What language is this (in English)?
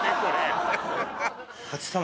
Japanese